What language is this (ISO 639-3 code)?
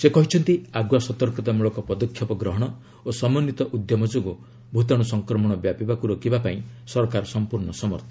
ori